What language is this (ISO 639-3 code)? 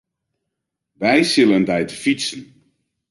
fry